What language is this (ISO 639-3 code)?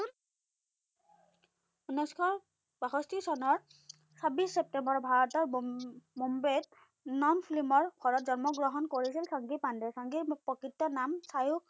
asm